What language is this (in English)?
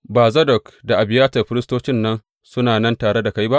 Hausa